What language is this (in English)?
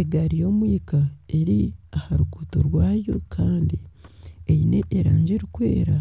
Nyankole